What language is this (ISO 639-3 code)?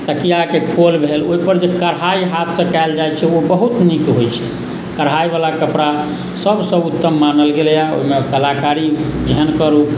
mai